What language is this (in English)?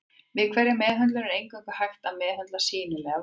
Icelandic